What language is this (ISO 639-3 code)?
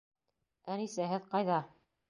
bak